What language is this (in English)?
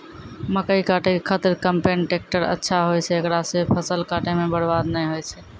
Maithili